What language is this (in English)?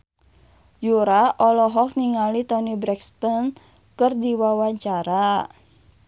Sundanese